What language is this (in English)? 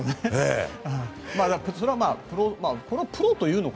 Japanese